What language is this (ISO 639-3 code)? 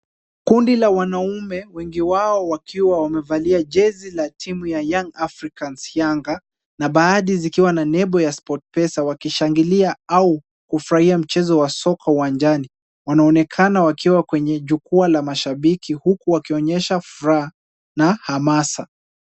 swa